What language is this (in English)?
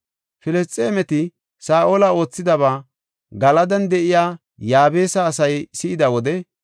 Gofa